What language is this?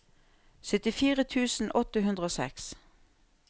Norwegian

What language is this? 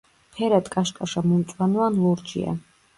Georgian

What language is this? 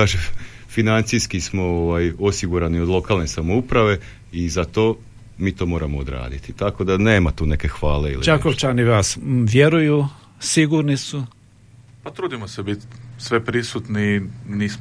Croatian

